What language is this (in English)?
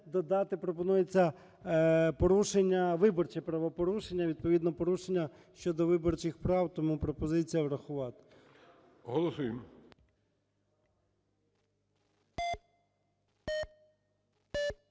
Ukrainian